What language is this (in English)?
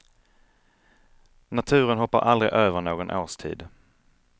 Swedish